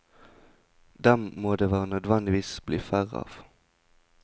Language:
Norwegian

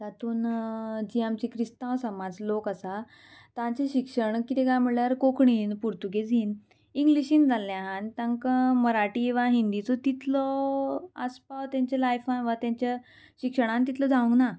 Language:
Konkani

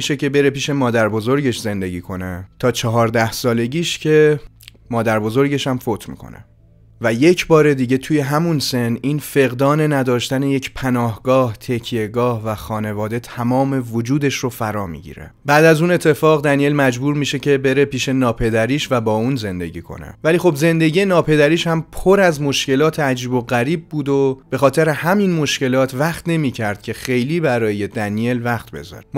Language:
Persian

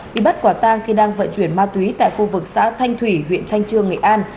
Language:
Vietnamese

